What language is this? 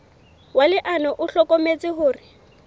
Southern Sotho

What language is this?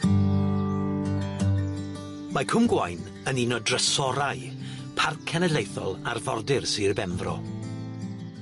Welsh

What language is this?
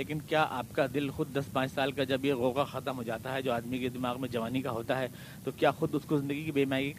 Urdu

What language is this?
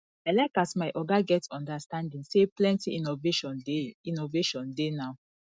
Nigerian Pidgin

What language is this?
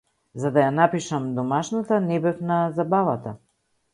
Macedonian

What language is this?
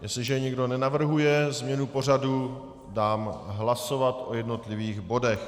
Czech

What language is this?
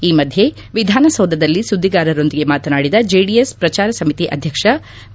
Kannada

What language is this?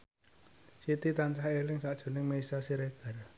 Javanese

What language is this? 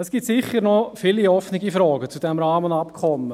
Swiss German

